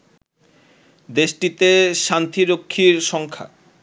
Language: Bangla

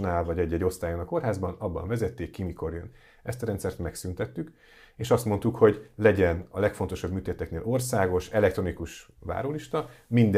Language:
Hungarian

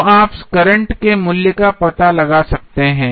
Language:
Hindi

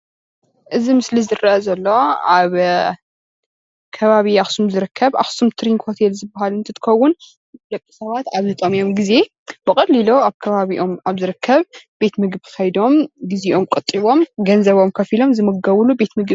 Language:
Tigrinya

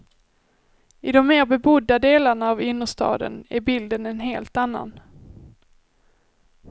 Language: Swedish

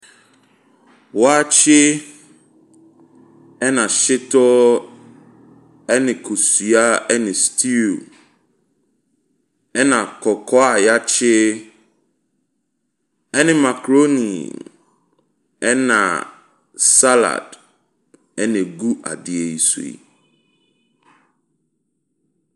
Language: Akan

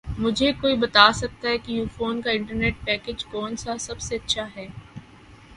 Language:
Urdu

